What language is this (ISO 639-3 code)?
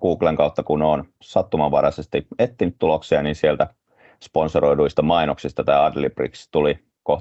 fin